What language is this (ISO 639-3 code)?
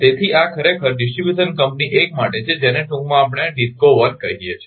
guj